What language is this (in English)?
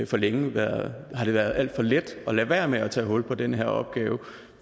Danish